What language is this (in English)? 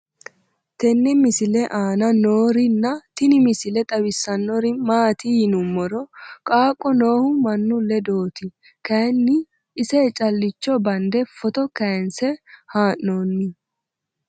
Sidamo